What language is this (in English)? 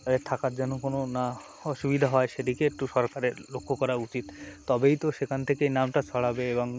Bangla